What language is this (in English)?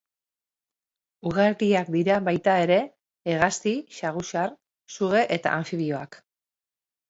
Basque